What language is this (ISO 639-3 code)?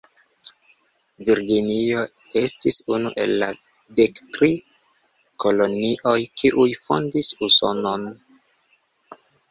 epo